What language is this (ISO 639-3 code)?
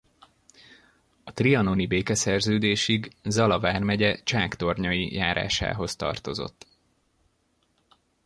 hun